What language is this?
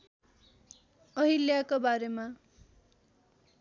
Nepali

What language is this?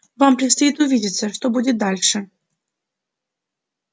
Russian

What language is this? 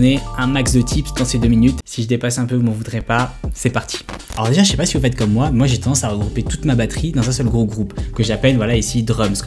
French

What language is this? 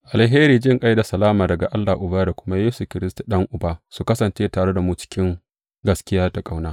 Hausa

